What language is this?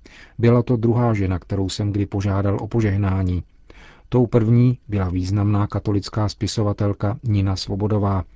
Czech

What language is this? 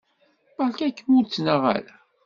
Kabyle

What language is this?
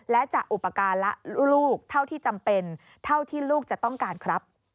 Thai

